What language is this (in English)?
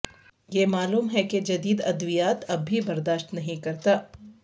Urdu